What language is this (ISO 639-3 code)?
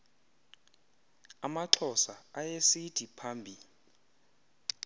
xho